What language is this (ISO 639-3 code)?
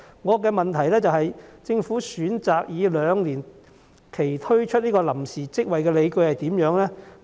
yue